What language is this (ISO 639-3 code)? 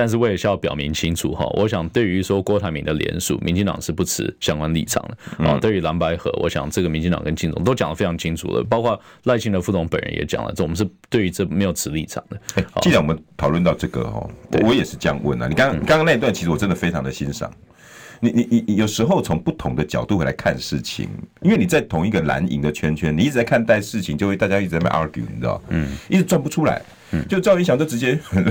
zho